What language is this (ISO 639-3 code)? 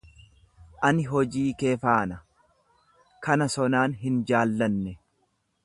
orm